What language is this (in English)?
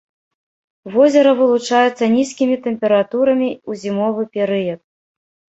Belarusian